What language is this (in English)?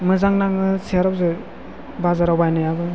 Bodo